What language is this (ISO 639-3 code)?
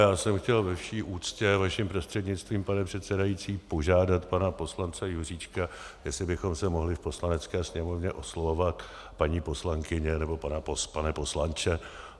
ces